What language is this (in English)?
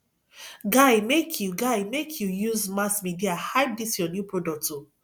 Nigerian Pidgin